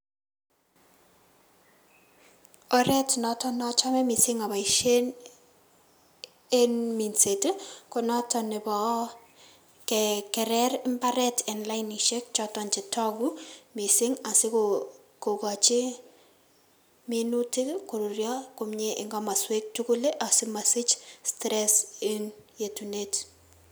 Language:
Kalenjin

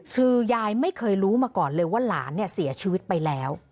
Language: Thai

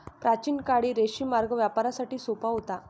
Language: Marathi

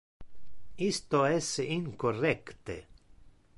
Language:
Interlingua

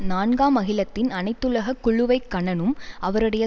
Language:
Tamil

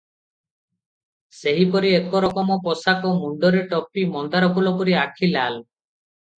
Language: Odia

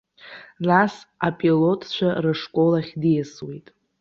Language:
Abkhazian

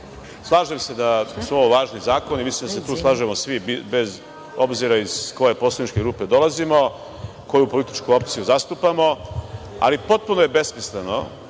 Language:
Serbian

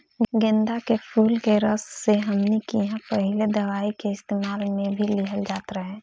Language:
Bhojpuri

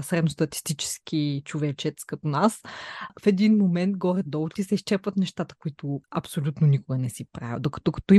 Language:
Bulgarian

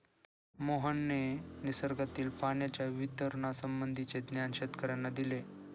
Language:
Marathi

